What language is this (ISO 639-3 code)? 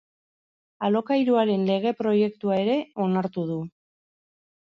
eus